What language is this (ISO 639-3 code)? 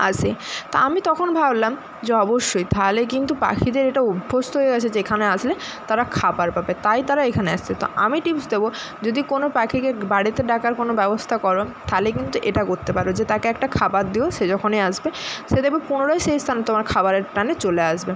ben